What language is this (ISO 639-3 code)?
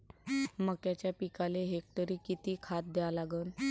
mar